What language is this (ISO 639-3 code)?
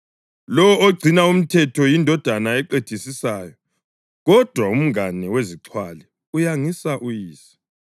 nde